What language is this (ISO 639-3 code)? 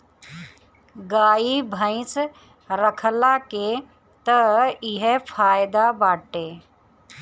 bho